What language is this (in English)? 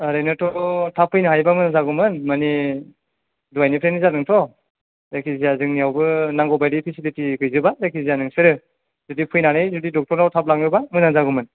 Bodo